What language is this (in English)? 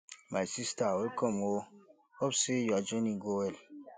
Nigerian Pidgin